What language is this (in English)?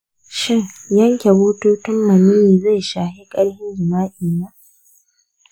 Hausa